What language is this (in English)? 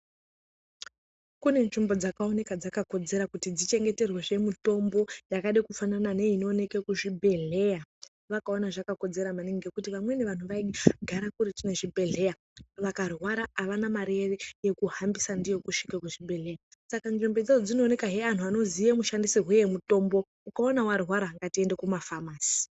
Ndau